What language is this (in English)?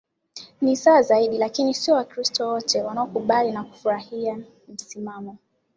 Swahili